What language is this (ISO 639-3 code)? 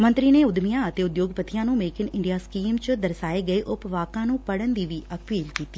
pan